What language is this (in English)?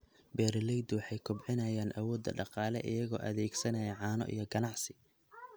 Somali